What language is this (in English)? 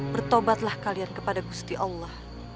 Indonesian